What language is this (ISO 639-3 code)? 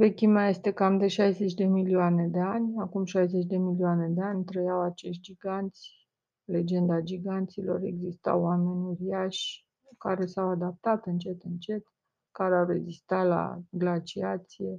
ron